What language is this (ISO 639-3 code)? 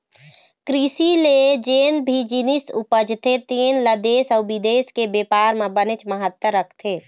hne